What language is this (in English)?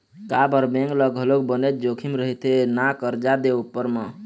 Chhattisgarhi